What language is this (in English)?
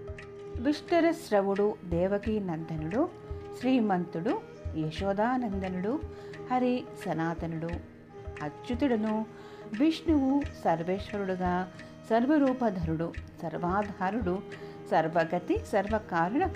Telugu